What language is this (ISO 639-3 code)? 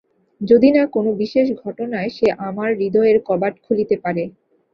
ben